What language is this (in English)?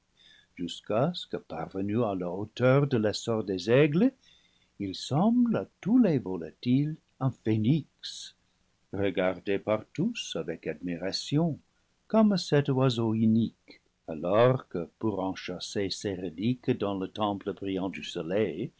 French